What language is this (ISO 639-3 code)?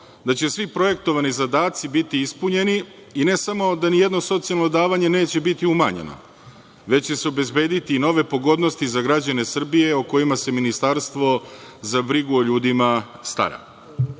srp